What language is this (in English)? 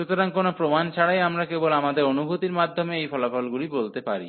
Bangla